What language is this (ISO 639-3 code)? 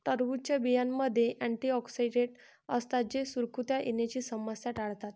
mar